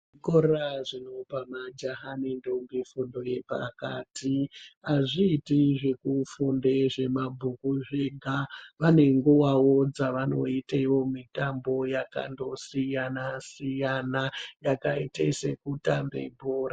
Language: Ndau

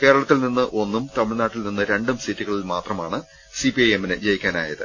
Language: Malayalam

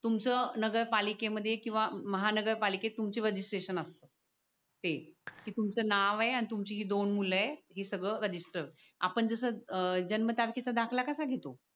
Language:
Marathi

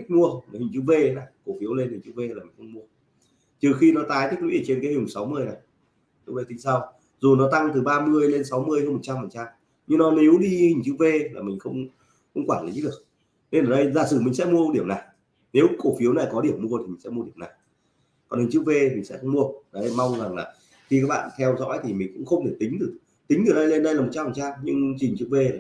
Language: Vietnamese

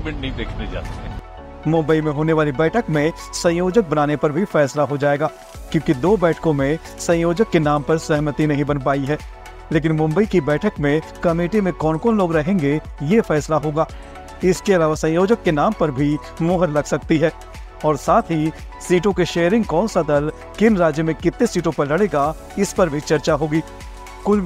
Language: Hindi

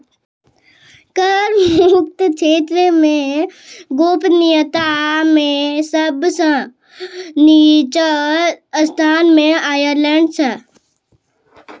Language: Maithili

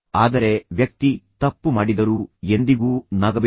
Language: Kannada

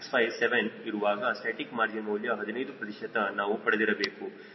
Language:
Kannada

